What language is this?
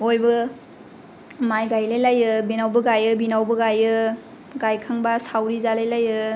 Bodo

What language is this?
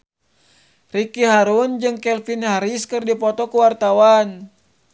Sundanese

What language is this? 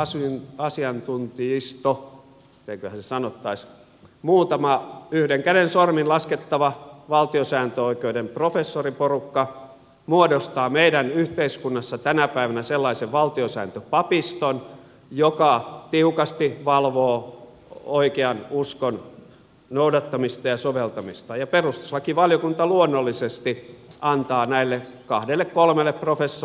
Finnish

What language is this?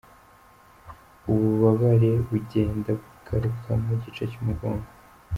Kinyarwanda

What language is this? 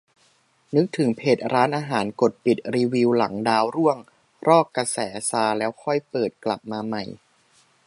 Thai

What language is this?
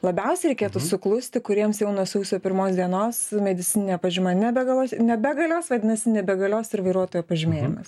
Lithuanian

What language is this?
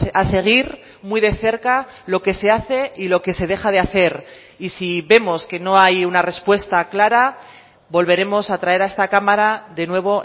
Spanish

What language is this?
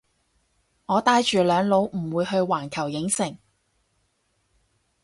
Cantonese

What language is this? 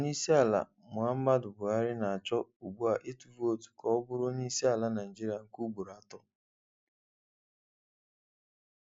Igbo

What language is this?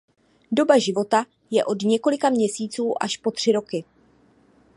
Czech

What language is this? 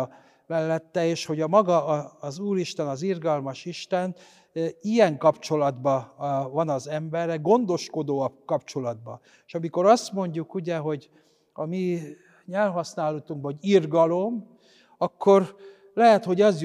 Hungarian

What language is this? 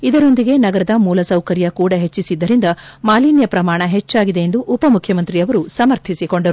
Kannada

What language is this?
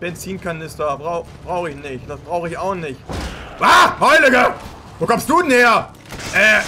German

